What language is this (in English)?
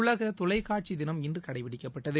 Tamil